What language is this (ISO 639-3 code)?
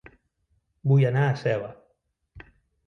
cat